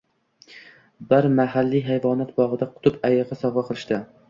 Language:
Uzbek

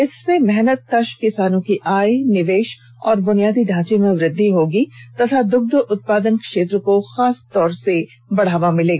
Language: Hindi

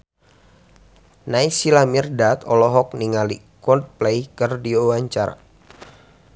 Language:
Sundanese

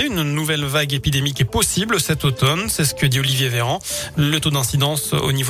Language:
French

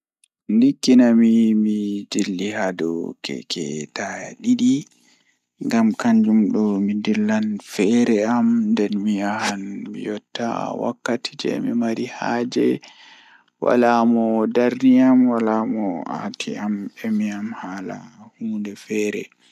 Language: Fula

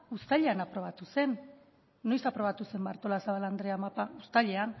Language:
Basque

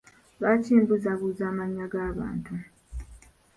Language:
Ganda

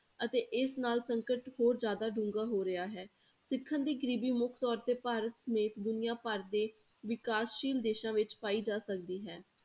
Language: Punjabi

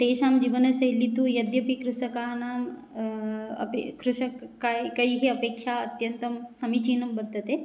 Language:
Sanskrit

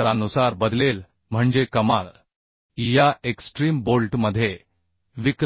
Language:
Marathi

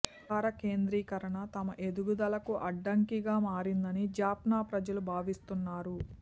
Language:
Telugu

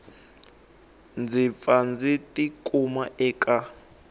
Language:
Tsonga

